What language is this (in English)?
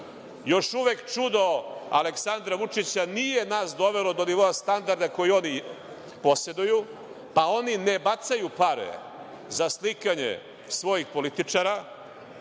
Serbian